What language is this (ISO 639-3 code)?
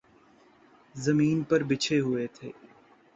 urd